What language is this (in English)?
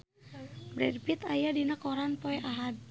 Sundanese